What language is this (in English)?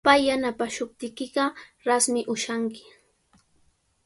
Sihuas Ancash Quechua